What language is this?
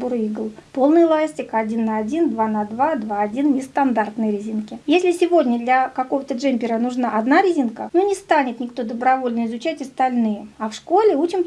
Russian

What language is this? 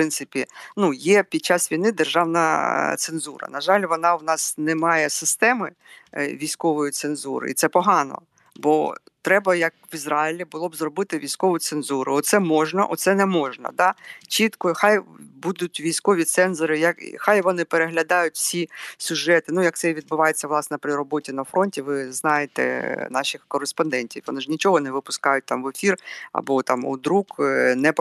Ukrainian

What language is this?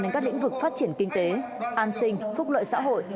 Vietnamese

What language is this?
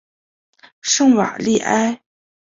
Chinese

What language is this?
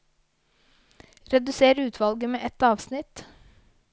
Norwegian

